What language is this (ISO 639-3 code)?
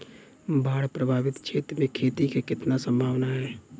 bho